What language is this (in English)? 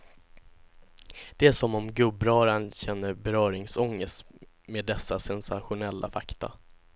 Swedish